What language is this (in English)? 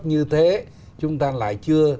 Vietnamese